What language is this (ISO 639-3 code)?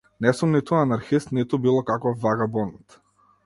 mkd